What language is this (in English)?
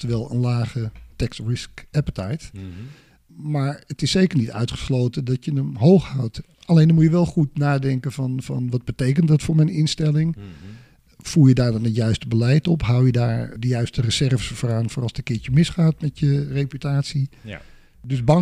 Dutch